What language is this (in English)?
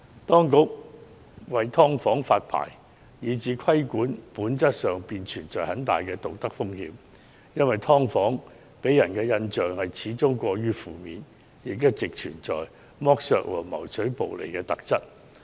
Cantonese